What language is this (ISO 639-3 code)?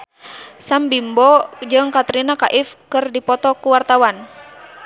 sun